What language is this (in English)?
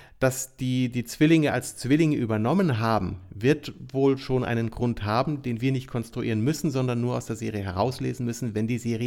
German